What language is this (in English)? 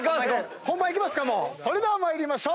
Japanese